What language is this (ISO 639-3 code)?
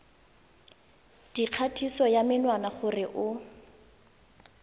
tsn